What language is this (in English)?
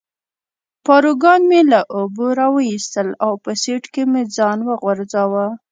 Pashto